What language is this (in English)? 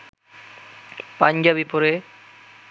Bangla